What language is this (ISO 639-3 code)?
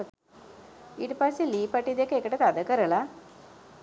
sin